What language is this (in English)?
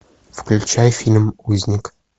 Russian